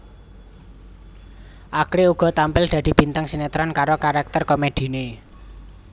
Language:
Javanese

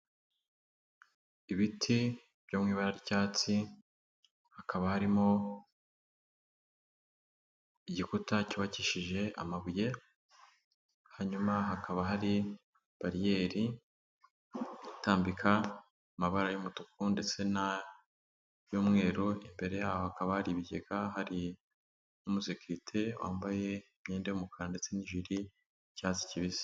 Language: Kinyarwanda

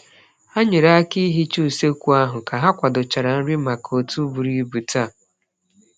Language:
Igbo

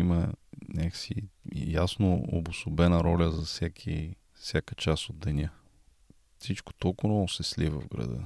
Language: Bulgarian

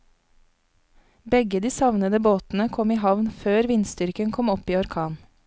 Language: Norwegian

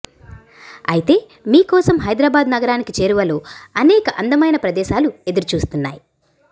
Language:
Telugu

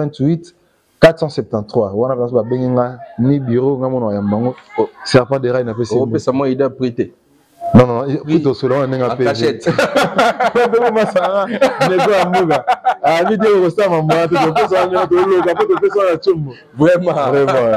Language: French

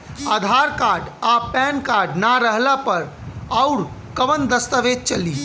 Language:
Bhojpuri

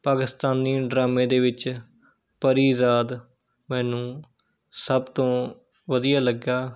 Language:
Punjabi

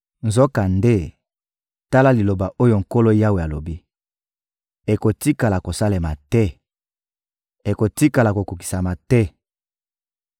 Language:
Lingala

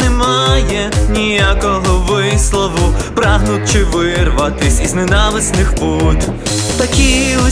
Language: Ukrainian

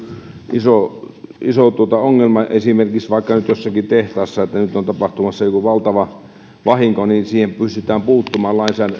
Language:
Finnish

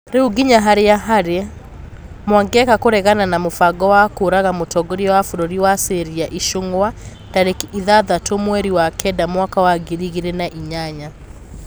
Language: Kikuyu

